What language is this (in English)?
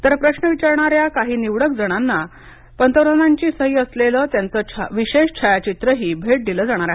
Marathi